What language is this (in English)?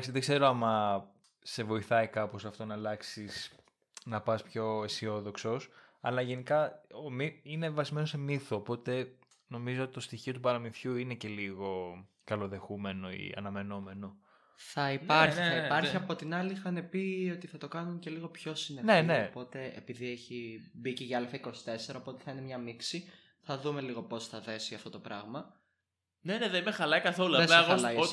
Greek